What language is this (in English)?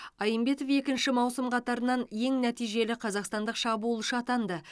Kazakh